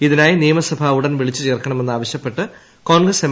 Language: Malayalam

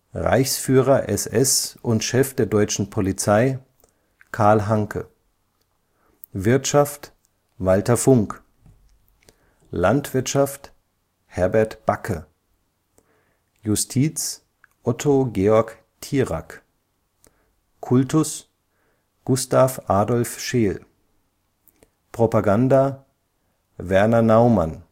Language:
German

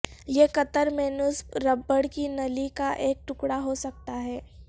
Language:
Urdu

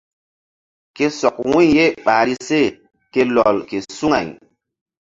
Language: Mbum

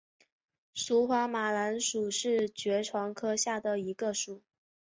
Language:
Chinese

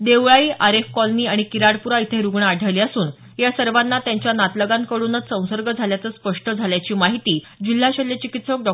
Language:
Marathi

